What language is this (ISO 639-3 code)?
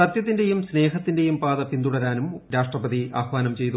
mal